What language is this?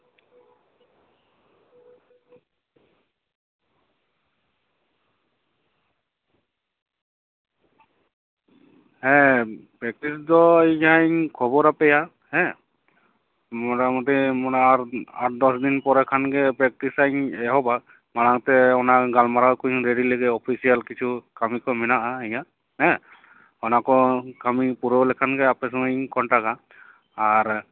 Santali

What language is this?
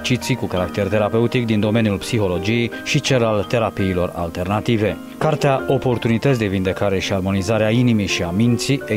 Romanian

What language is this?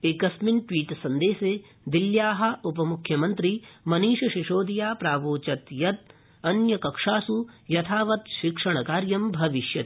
Sanskrit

